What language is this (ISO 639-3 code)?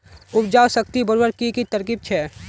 mag